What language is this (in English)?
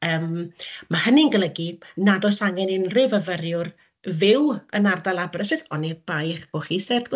Welsh